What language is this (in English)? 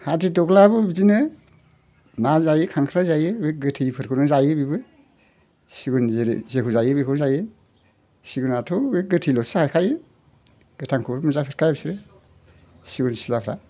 Bodo